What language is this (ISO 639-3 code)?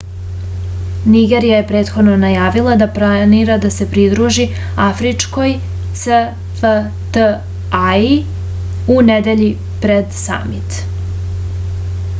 srp